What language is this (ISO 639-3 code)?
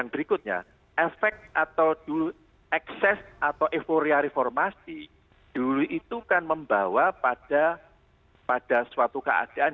ind